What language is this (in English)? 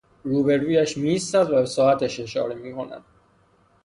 Persian